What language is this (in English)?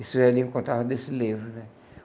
Portuguese